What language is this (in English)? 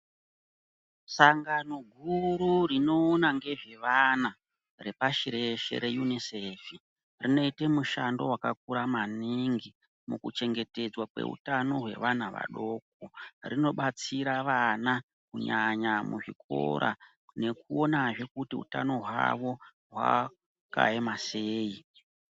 Ndau